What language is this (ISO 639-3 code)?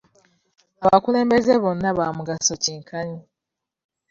lug